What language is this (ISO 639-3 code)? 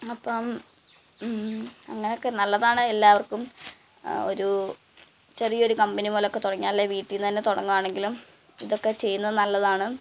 mal